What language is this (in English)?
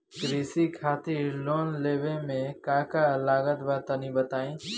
Bhojpuri